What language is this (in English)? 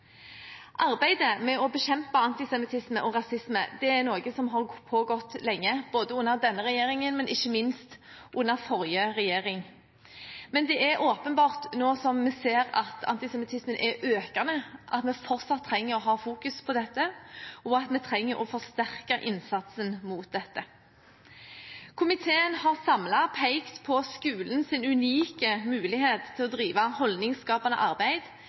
Norwegian Bokmål